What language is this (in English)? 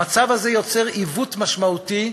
Hebrew